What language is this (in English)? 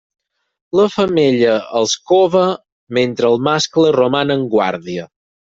Catalan